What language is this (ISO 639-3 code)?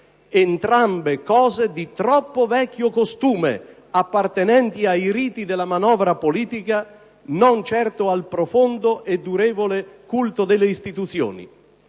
ita